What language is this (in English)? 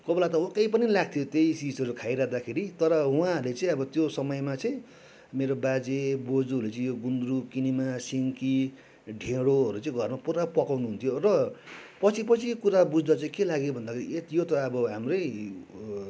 Nepali